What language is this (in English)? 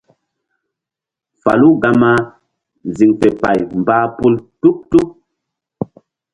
Mbum